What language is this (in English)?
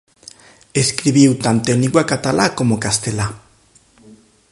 Galician